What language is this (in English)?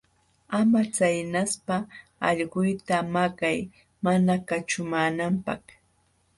Jauja Wanca Quechua